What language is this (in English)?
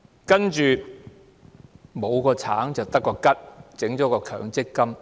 Cantonese